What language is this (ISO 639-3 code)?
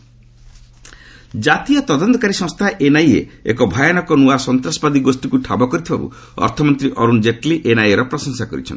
ori